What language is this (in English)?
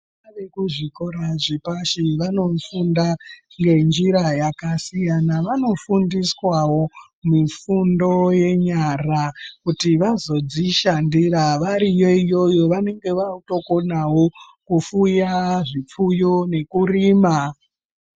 Ndau